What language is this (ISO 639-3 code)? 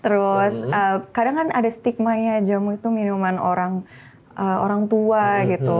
ind